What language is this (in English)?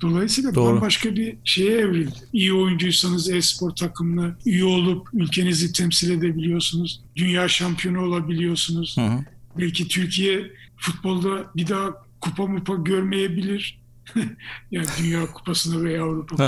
Turkish